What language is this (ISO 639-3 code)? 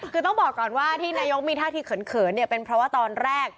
tha